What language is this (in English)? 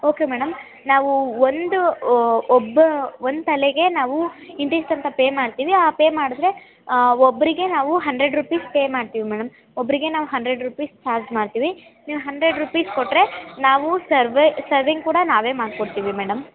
Kannada